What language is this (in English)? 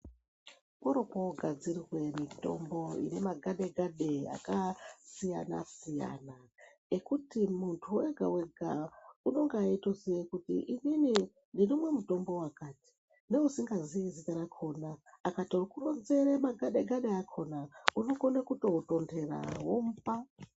Ndau